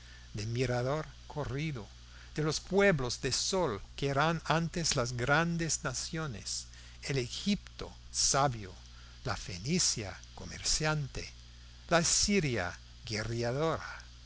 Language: Spanish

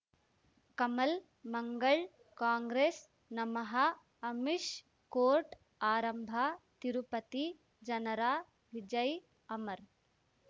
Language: Kannada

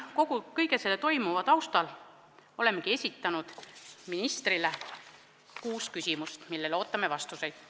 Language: Estonian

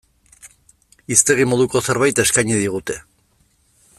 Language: Basque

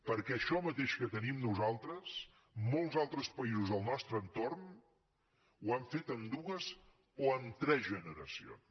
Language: Catalan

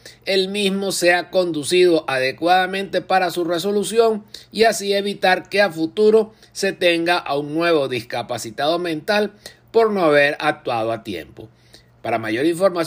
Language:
Spanish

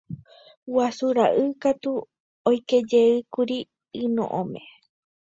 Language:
Guarani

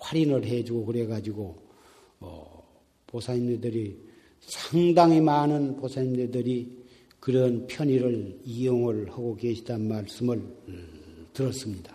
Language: Korean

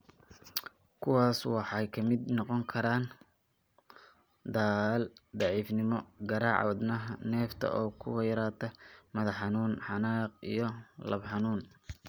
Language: Somali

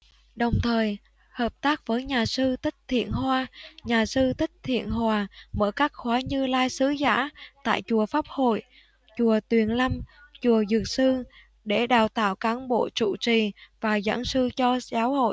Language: Vietnamese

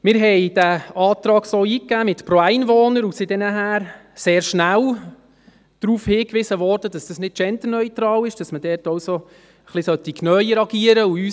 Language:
Swiss German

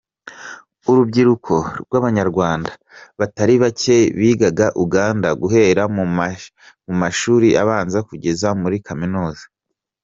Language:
Kinyarwanda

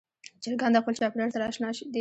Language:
Pashto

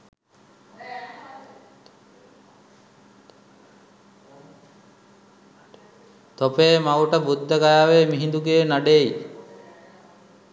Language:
Sinhala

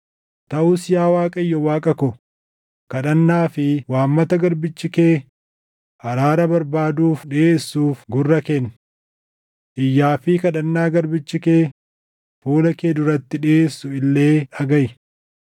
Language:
Oromo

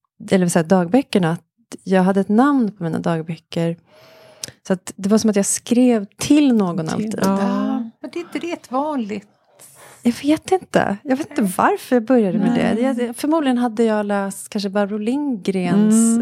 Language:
Swedish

